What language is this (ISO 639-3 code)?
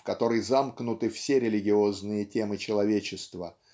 rus